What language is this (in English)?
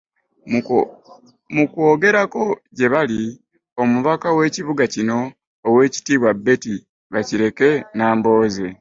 Ganda